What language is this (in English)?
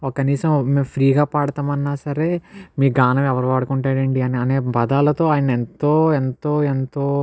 Telugu